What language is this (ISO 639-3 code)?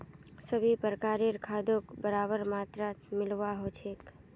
mag